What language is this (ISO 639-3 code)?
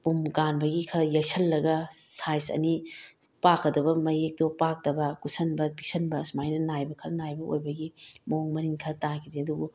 mni